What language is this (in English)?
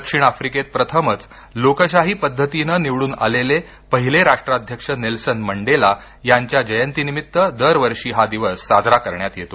Marathi